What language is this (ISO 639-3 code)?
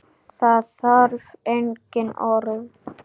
isl